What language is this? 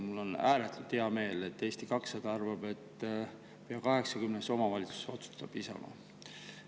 Estonian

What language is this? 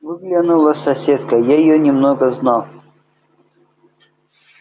Russian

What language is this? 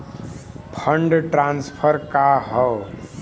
Bhojpuri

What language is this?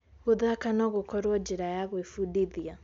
Kikuyu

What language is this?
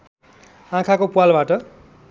Nepali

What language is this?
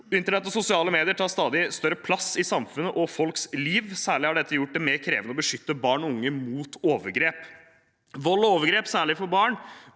Norwegian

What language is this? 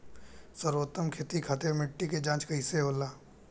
Bhojpuri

